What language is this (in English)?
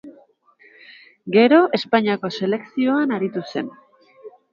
Basque